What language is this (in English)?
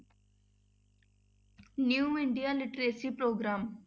Punjabi